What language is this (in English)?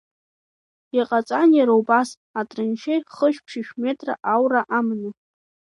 Abkhazian